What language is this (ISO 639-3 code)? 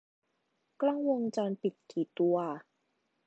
tha